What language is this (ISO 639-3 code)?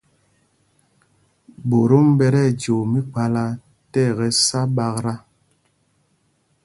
mgg